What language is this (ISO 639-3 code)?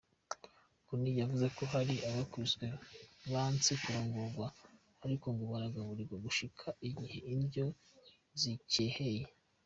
kin